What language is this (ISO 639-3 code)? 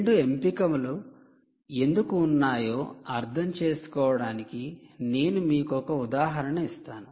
tel